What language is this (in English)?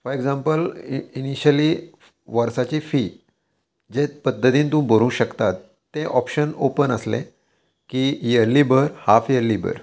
Konkani